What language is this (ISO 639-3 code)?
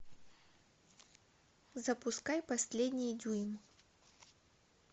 rus